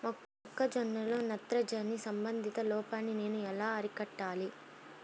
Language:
Telugu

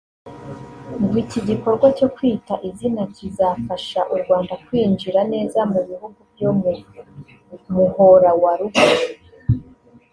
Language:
Kinyarwanda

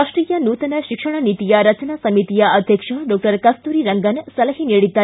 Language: Kannada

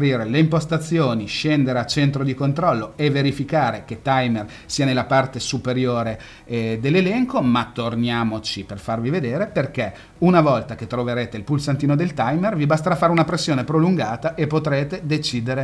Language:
Italian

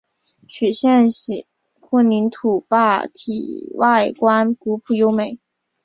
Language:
Chinese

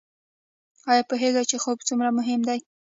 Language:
Pashto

